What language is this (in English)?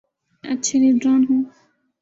Urdu